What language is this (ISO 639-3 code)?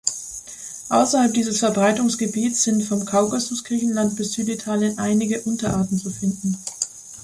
deu